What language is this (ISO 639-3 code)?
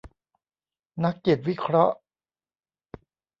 tha